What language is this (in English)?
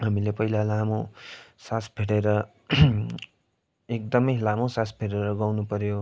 Nepali